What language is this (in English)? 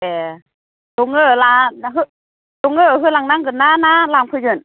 Bodo